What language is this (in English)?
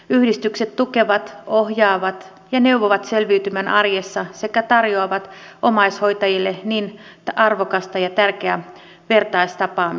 Finnish